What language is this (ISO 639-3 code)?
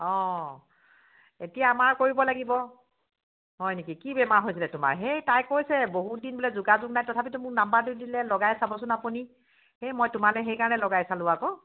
asm